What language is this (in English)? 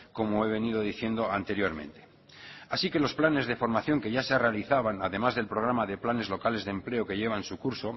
Spanish